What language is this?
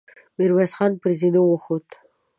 Pashto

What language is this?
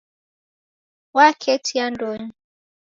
Taita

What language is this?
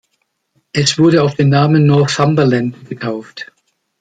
German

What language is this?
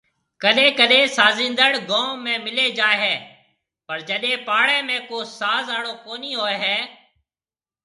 Marwari (Pakistan)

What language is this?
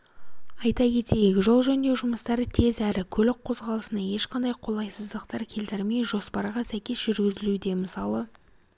Kazakh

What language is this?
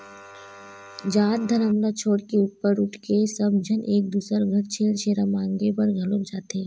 Chhattisgarhi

